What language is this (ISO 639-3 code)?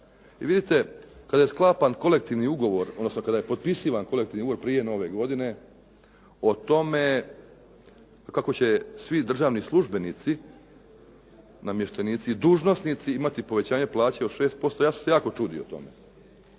hrv